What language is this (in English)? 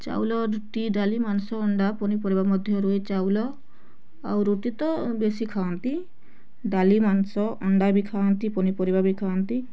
Odia